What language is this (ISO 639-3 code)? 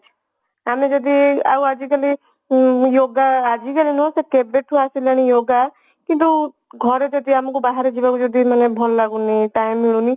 ori